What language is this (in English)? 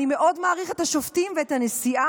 Hebrew